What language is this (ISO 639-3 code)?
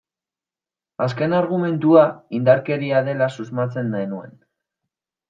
eus